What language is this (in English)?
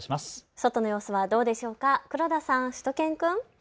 Japanese